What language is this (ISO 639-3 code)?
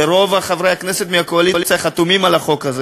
heb